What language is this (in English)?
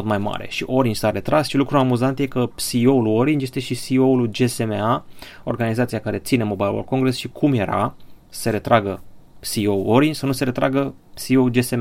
Romanian